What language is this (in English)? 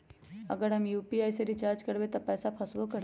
Magahi